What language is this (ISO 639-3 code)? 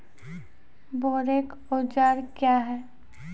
mai